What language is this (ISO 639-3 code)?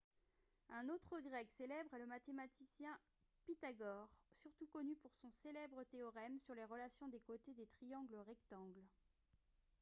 fra